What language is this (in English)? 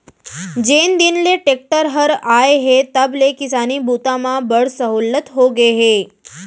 Chhattisgarhi